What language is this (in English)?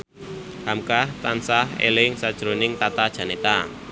Javanese